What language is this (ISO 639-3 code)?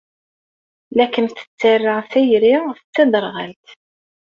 kab